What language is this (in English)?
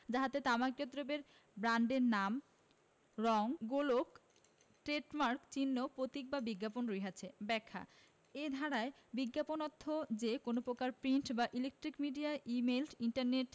Bangla